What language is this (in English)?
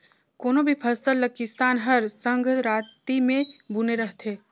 Chhattisgarhi